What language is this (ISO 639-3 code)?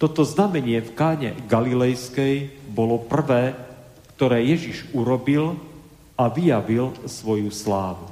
slk